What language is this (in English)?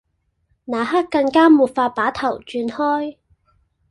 Cantonese